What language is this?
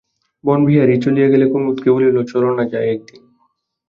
Bangla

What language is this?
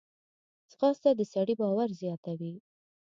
Pashto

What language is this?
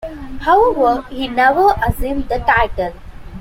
English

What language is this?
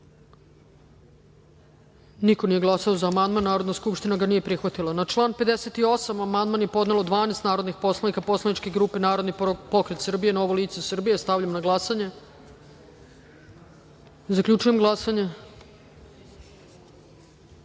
Serbian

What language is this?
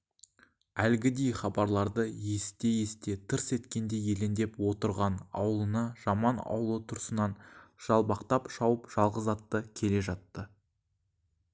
Kazakh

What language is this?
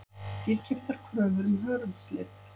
Icelandic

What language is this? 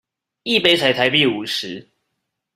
Chinese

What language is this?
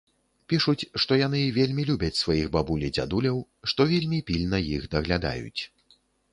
Belarusian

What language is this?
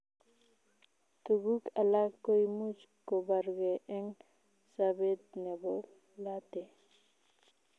Kalenjin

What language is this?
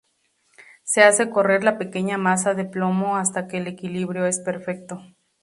Spanish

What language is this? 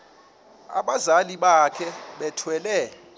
Xhosa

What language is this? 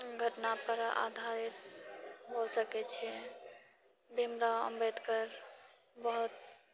Maithili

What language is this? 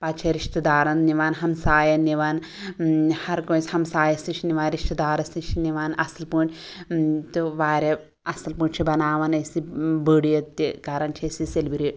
Kashmiri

